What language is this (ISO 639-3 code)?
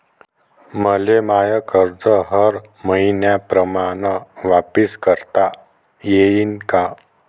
mar